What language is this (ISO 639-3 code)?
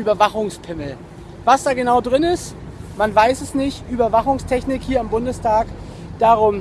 deu